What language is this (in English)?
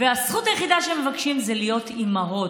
Hebrew